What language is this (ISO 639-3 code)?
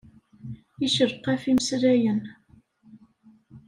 kab